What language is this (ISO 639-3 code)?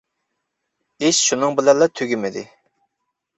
uig